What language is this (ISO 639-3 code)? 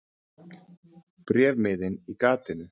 isl